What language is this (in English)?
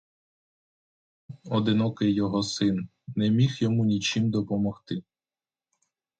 Ukrainian